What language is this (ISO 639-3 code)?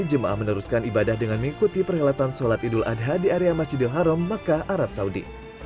ind